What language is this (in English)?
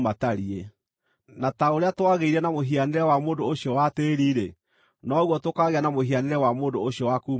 Kikuyu